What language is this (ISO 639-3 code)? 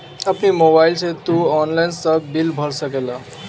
bho